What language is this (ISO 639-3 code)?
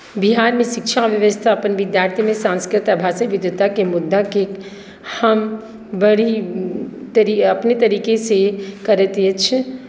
mai